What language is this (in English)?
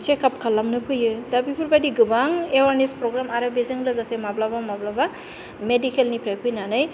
Bodo